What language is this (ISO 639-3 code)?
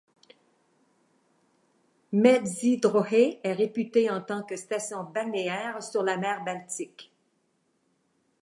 fra